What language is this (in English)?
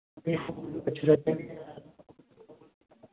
Dogri